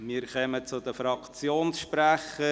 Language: Swiss German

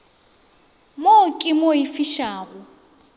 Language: Northern Sotho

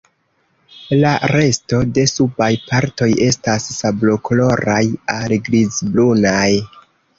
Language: Esperanto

